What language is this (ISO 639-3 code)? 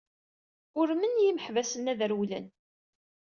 kab